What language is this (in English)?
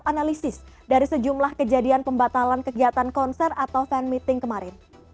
Indonesian